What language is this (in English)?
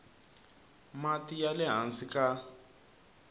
Tsonga